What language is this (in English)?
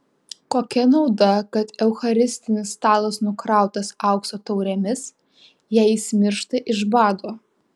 Lithuanian